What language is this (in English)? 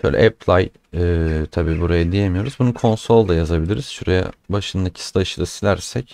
Turkish